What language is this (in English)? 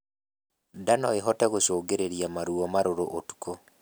Kikuyu